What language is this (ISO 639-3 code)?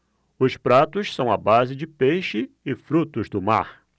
por